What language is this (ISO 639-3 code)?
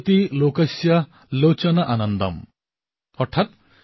asm